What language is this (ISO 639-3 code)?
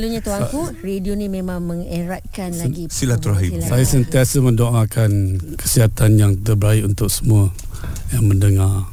msa